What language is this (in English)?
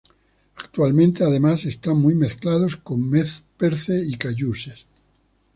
Spanish